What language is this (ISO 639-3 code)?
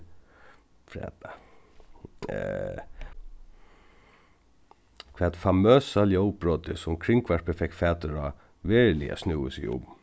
fao